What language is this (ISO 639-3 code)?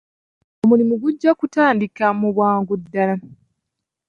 lug